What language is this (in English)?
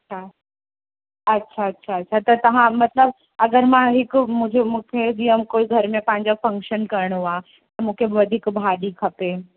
Sindhi